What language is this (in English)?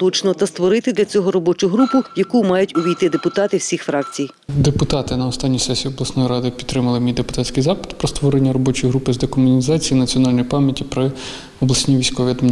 Ukrainian